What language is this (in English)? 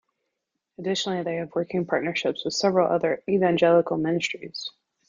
English